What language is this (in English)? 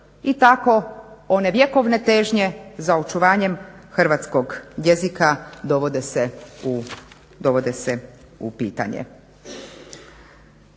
Croatian